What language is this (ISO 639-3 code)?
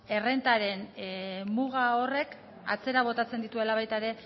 eus